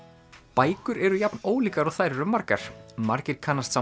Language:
Icelandic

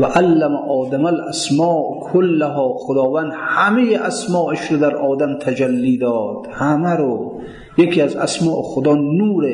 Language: Persian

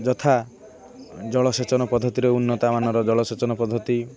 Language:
Odia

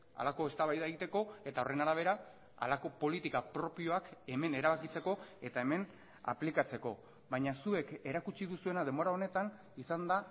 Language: Basque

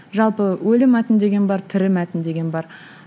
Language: Kazakh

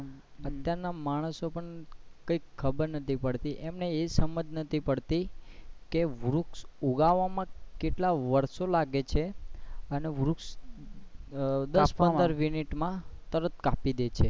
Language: Gujarati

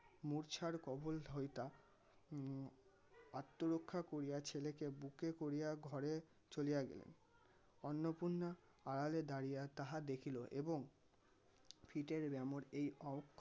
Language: Bangla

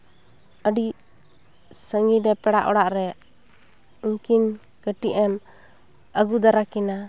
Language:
Santali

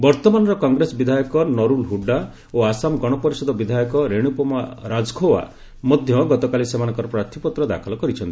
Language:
Odia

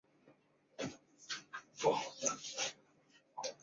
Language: Chinese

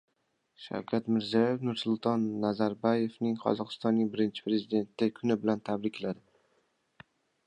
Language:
Uzbek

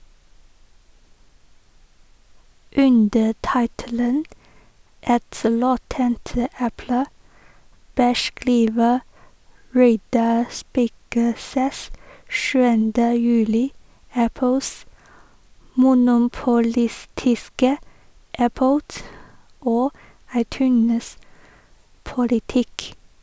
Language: Norwegian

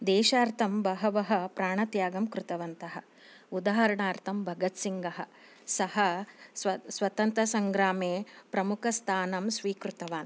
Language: Sanskrit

